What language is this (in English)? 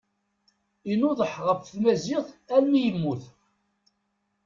Kabyle